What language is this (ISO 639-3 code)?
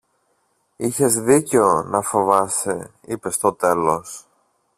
ell